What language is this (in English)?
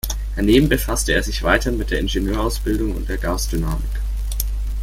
German